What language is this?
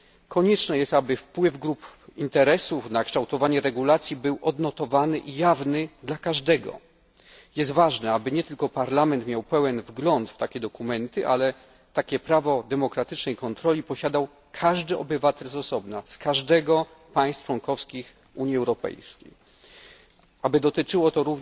Polish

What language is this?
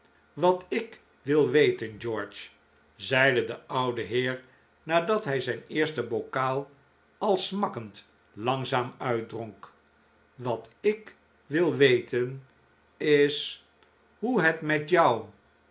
Dutch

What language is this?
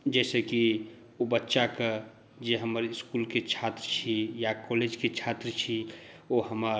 Maithili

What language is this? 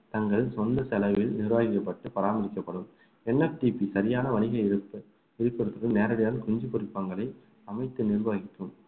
Tamil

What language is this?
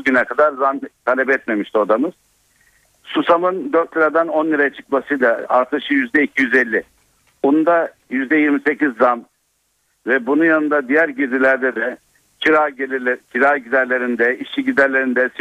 Turkish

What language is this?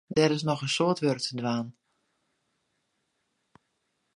Western Frisian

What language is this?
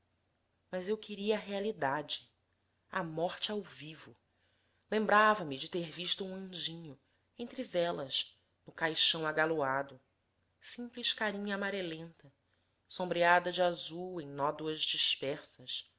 Portuguese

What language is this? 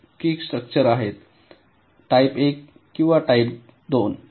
Marathi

